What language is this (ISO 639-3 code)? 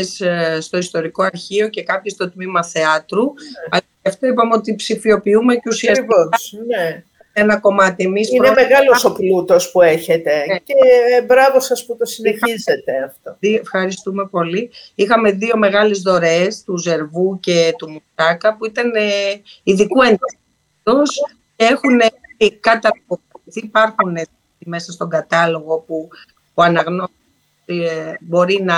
ell